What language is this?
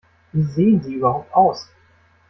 German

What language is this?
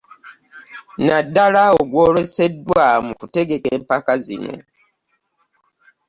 Ganda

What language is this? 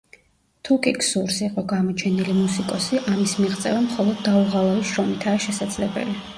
Georgian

